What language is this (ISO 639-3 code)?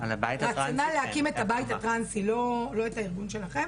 heb